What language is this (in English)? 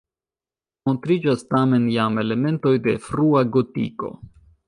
Esperanto